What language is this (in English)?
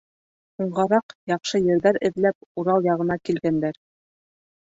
Bashkir